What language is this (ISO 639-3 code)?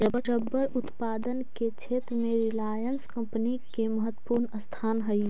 mag